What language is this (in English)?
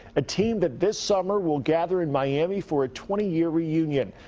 English